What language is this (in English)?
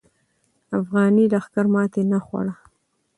Pashto